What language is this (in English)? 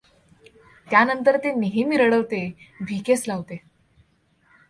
Marathi